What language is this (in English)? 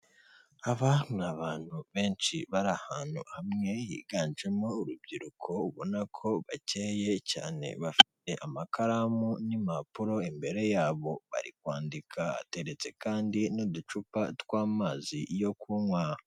Kinyarwanda